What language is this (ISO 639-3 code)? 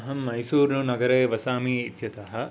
san